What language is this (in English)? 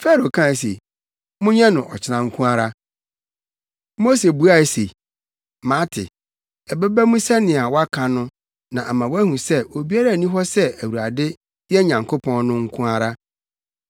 Akan